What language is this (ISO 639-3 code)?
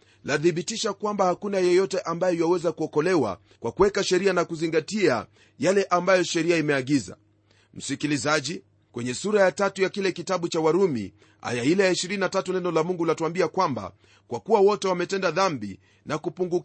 swa